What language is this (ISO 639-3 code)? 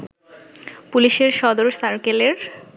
ben